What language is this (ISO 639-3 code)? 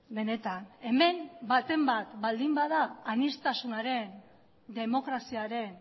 eus